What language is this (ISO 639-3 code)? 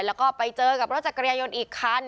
tha